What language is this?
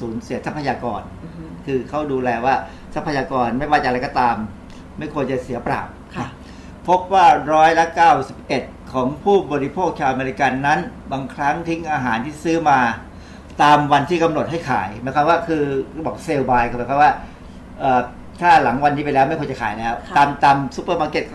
Thai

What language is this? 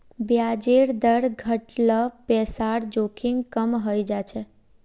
Magahi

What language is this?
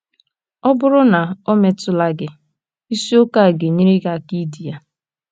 Igbo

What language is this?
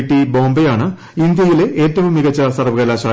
Malayalam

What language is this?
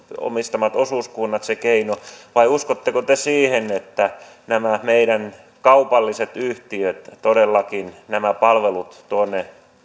Finnish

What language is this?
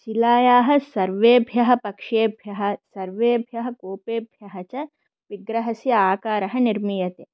Sanskrit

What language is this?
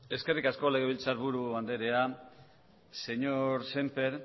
Basque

